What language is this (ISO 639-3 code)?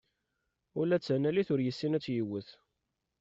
kab